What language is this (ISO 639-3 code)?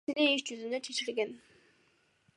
kir